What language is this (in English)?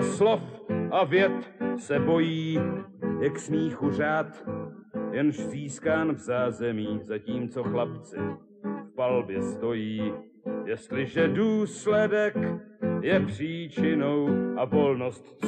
Czech